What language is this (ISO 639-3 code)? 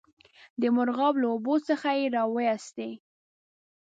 pus